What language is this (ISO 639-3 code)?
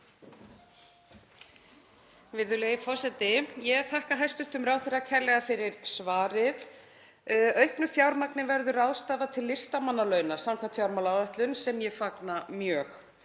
isl